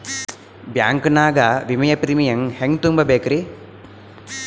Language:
Kannada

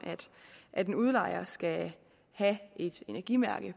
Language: Danish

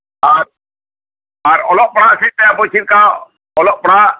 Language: Santali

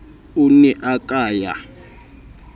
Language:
Southern Sotho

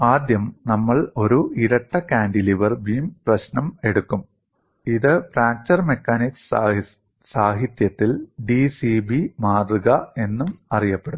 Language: Malayalam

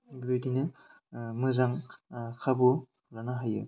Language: Bodo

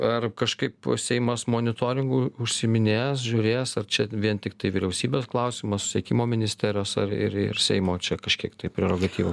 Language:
Lithuanian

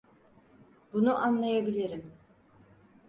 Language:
Turkish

